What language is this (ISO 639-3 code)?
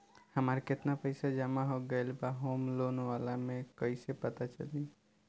bho